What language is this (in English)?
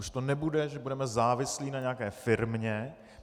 Czech